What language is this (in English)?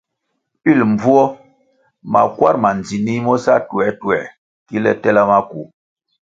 Kwasio